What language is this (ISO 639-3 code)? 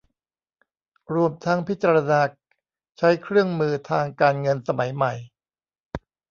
tha